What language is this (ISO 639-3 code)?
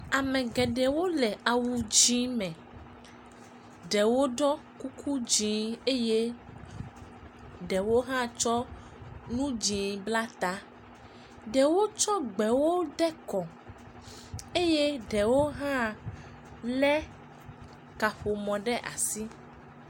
ewe